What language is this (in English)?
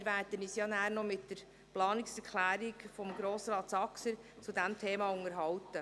Swiss German